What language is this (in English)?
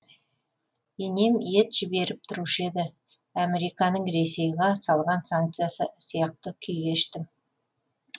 Kazakh